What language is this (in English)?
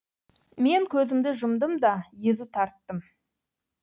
Kazakh